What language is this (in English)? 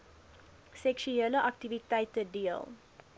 Afrikaans